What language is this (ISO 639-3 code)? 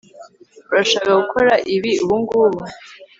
kin